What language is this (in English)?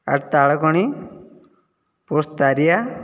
Odia